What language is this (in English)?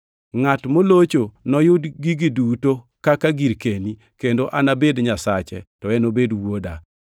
Luo (Kenya and Tanzania)